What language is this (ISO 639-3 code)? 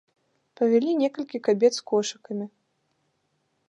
bel